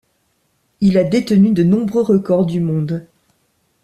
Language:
French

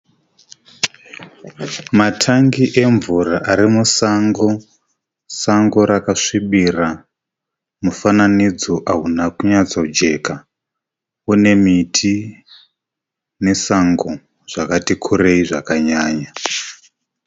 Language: Shona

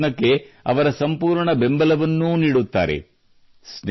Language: Kannada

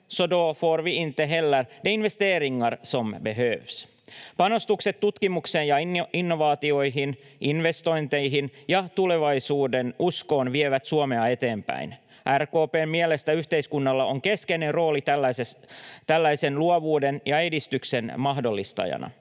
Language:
Finnish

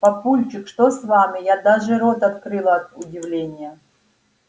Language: Russian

